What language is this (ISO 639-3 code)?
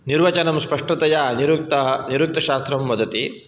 san